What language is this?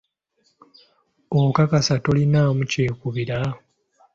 Ganda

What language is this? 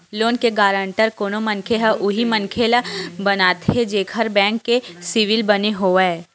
Chhattisgarhi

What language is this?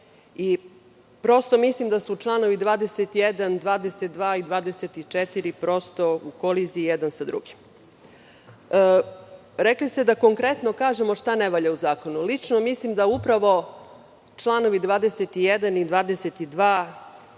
Serbian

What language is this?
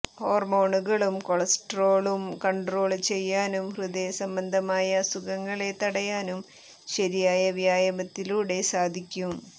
Malayalam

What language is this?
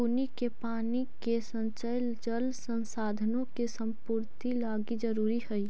Magahi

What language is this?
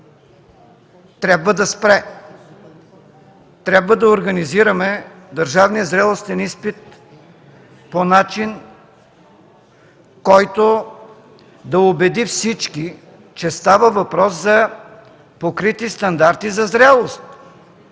Bulgarian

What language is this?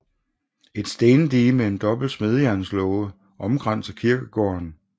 Danish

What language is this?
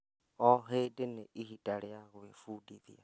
Kikuyu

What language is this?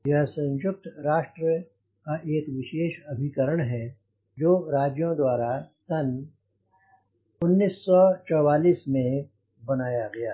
Hindi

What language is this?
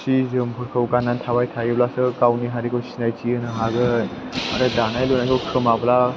Bodo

